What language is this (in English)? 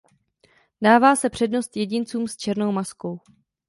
Czech